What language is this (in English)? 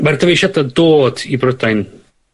Welsh